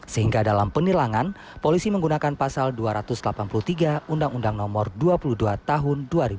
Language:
Indonesian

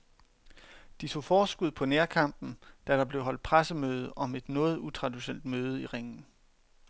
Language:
Danish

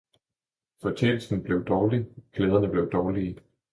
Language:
Danish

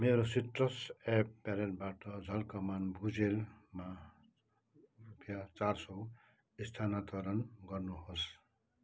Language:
Nepali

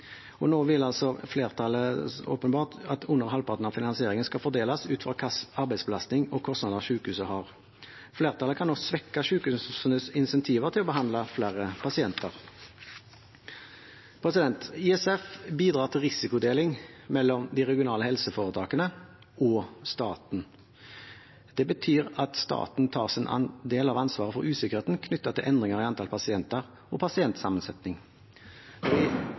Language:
Norwegian Bokmål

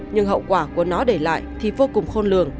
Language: Vietnamese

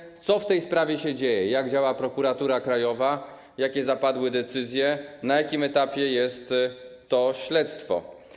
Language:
Polish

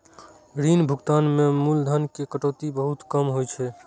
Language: Maithili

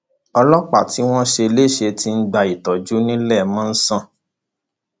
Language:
Yoruba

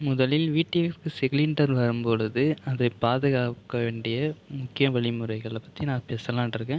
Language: Tamil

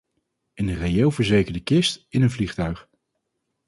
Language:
Dutch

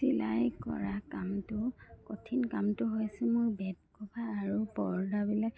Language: Assamese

